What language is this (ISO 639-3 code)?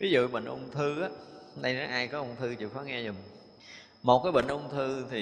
vie